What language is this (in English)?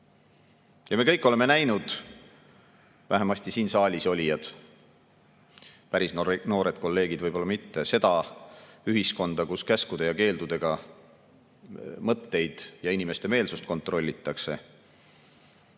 Estonian